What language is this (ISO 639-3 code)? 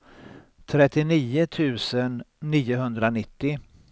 swe